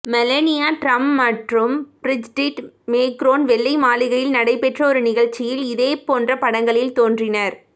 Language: Tamil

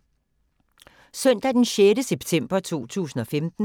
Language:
Danish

